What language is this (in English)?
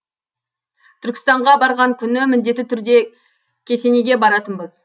Kazakh